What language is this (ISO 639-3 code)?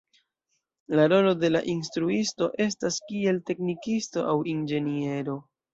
epo